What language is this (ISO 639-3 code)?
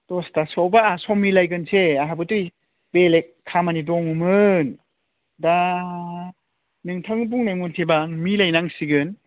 brx